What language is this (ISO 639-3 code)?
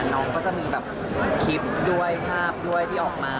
tha